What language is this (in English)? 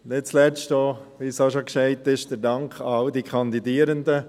Swiss German